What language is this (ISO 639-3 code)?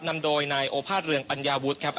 tha